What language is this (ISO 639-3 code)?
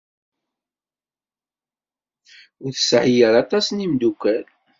kab